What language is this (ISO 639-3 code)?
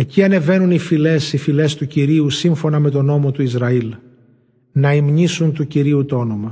ell